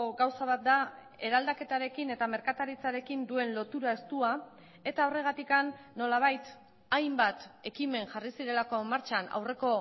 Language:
Basque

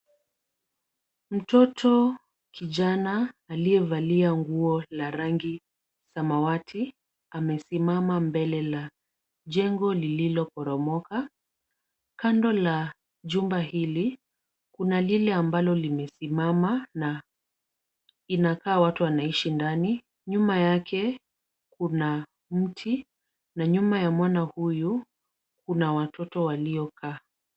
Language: Swahili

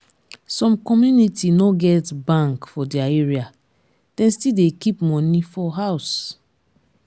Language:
Nigerian Pidgin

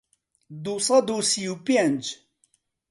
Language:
Central Kurdish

